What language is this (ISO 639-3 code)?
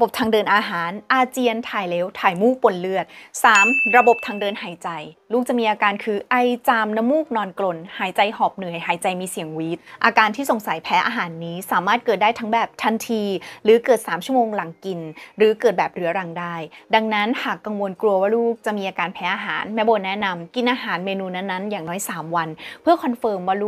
tha